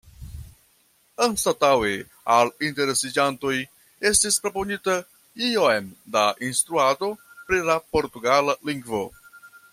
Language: Esperanto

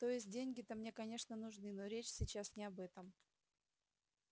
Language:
Russian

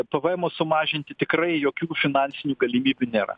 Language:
Lithuanian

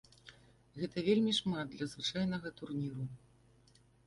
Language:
Belarusian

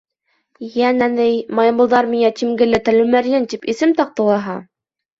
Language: Bashkir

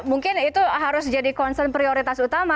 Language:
Indonesian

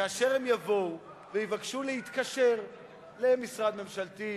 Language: Hebrew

